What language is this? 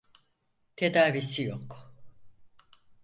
Turkish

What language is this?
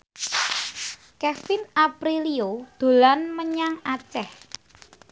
Javanese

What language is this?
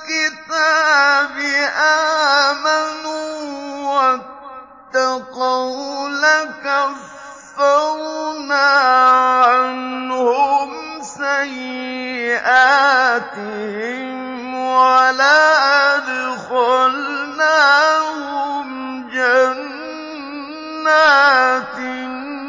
Arabic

